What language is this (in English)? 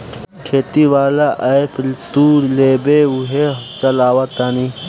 Bhojpuri